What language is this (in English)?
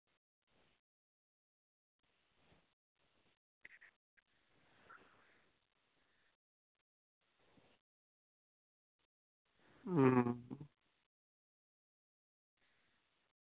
Santali